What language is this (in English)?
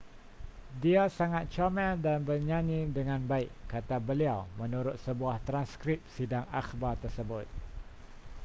Malay